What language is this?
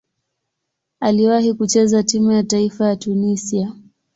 Swahili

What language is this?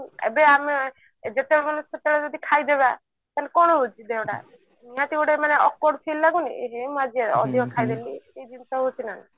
Odia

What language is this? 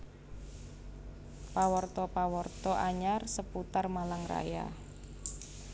Javanese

